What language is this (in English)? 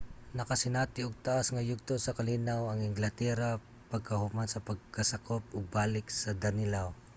Cebuano